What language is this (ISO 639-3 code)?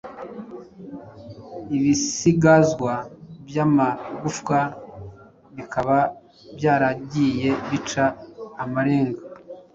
kin